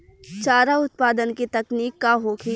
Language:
Bhojpuri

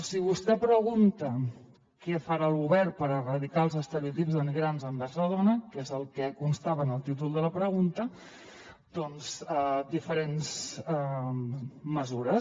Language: Catalan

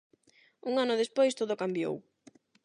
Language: Galician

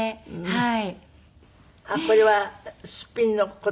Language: Japanese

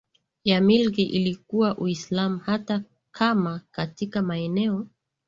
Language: Swahili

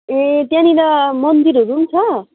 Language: Nepali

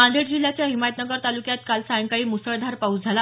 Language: Marathi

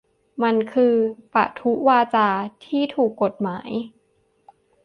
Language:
Thai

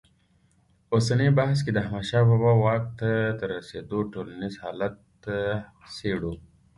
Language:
Pashto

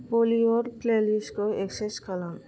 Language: Bodo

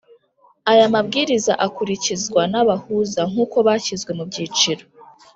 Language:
Kinyarwanda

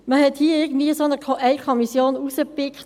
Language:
Swiss German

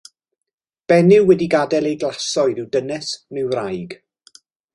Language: Welsh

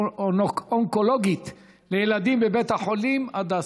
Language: Hebrew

